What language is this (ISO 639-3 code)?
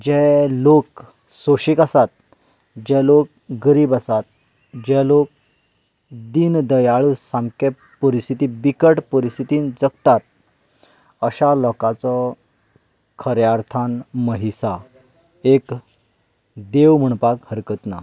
kok